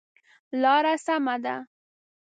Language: Pashto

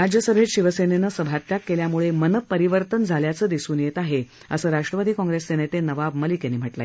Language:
Marathi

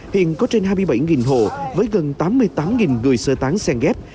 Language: Vietnamese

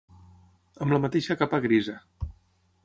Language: Catalan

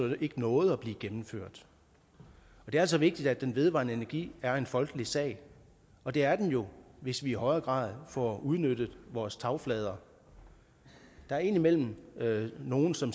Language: Danish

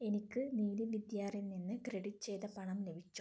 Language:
Malayalam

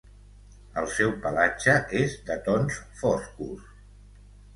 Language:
Catalan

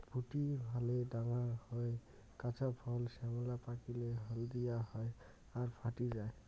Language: Bangla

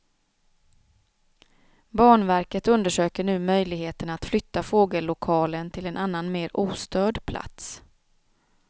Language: Swedish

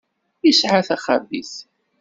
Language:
Kabyle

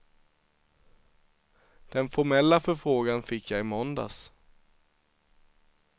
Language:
Swedish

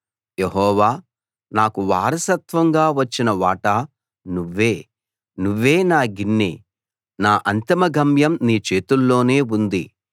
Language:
Telugu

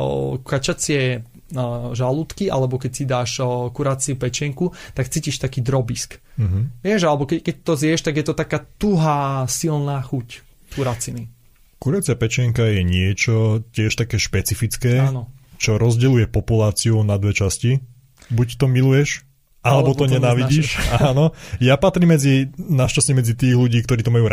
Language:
Slovak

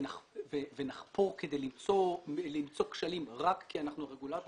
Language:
Hebrew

